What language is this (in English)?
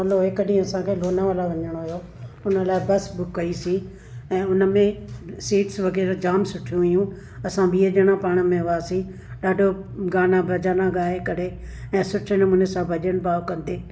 Sindhi